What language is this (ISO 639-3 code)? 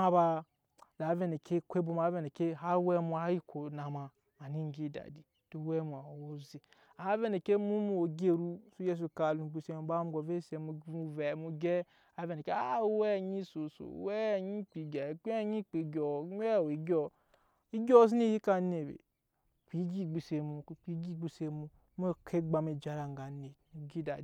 yes